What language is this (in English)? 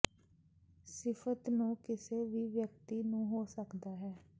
Punjabi